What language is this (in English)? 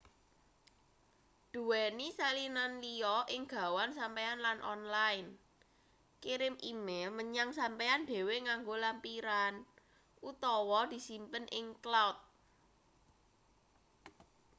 Javanese